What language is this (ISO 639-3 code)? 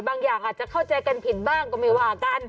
tha